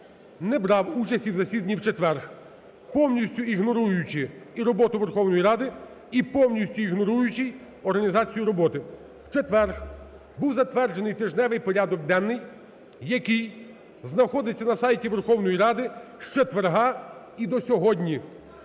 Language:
Ukrainian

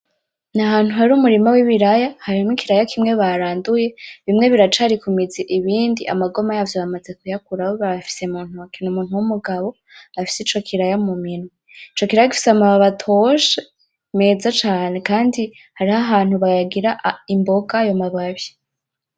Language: Rundi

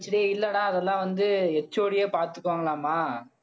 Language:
Tamil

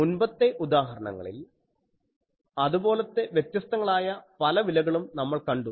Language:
Malayalam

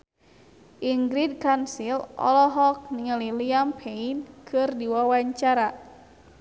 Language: Sundanese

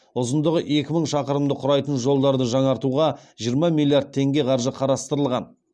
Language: Kazakh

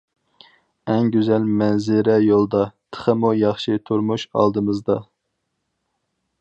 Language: Uyghur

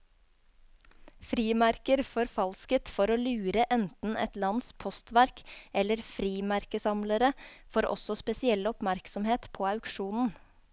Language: Norwegian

